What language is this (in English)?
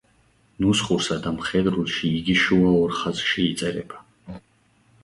Georgian